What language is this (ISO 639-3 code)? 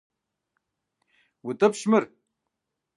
kbd